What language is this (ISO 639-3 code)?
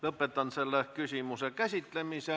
est